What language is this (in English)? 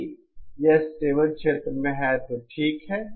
Hindi